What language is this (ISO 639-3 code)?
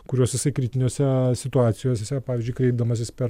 lit